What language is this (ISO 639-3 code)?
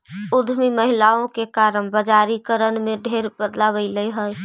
mag